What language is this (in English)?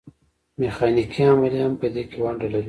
Pashto